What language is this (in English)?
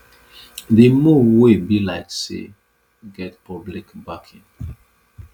Nigerian Pidgin